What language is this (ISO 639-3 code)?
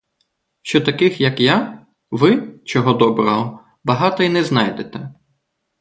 ukr